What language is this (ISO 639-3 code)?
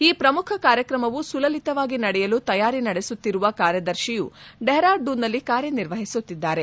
kan